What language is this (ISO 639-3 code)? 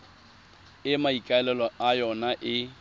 tsn